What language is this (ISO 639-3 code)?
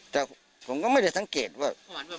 tha